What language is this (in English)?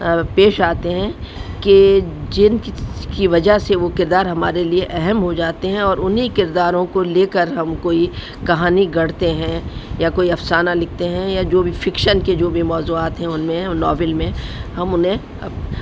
Urdu